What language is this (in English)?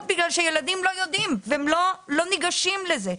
Hebrew